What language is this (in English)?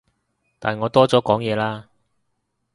Cantonese